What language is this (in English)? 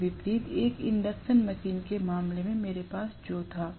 Hindi